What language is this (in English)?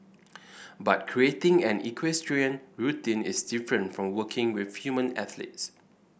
English